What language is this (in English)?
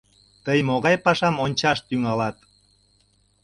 Mari